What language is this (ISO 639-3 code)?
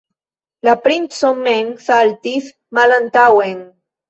epo